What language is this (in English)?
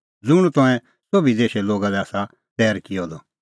Kullu Pahari